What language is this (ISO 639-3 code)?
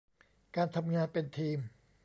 tha